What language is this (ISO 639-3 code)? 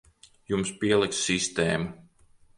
lav